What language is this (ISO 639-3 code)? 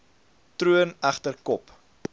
afr